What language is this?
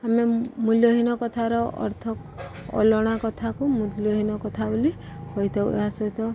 Odia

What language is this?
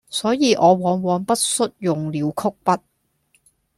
Cantonese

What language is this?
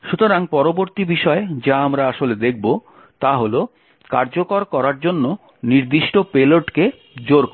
Bangla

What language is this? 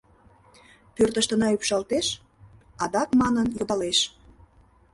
Mari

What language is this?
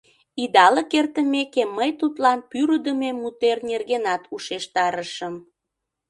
Mari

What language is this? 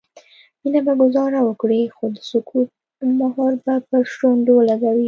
Pashto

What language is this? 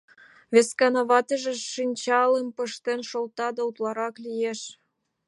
Mari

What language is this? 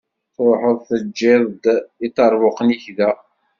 Kabyle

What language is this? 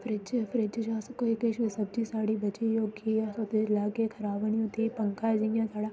Dogri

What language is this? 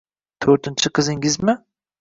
Uzbek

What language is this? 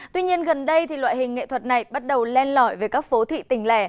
Vietnamese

